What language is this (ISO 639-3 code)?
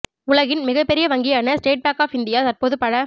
tam